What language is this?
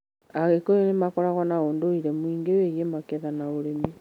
Kikuyu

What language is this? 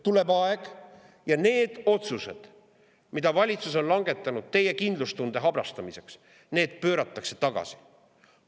Estonian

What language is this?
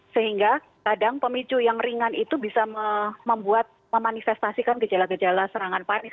Indonesian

